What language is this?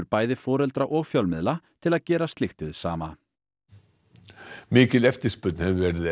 Icelandic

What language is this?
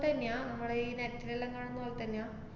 Malayalam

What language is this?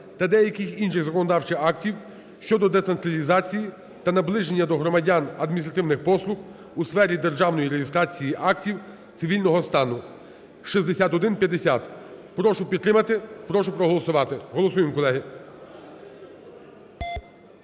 Ukrainian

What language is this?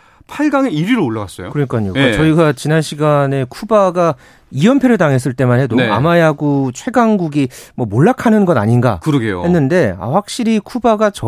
Korean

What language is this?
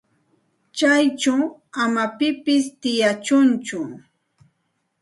Santa Ana de Tusi Pasco Quechua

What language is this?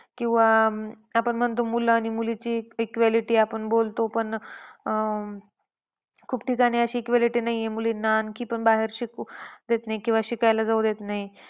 Marathi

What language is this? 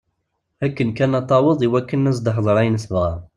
Kabyle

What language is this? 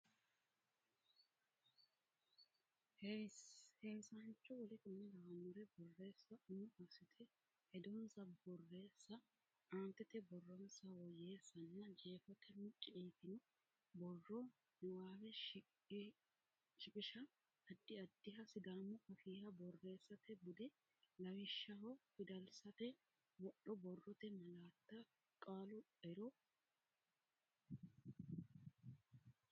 Sidamo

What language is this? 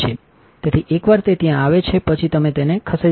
Gujarati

